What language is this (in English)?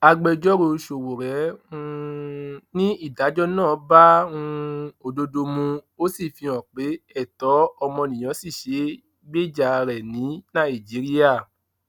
Yoruba